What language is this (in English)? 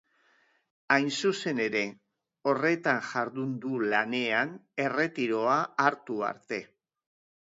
Basque